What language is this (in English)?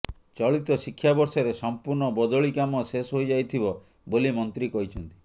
Odia